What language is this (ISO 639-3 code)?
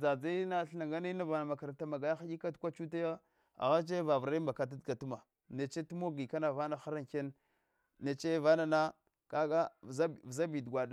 hwo